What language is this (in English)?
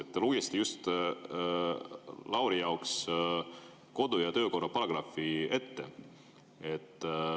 Estonian